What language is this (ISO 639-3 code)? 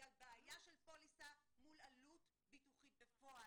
heb